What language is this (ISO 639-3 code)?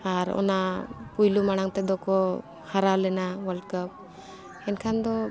sat